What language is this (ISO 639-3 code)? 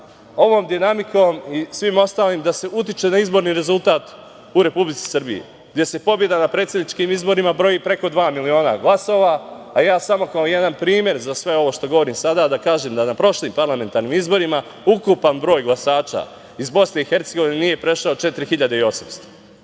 srp